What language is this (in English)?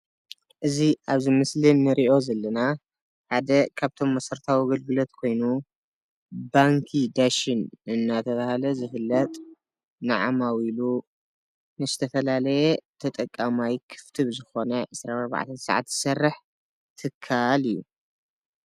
Tigrinya